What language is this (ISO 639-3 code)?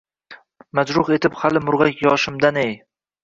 uzb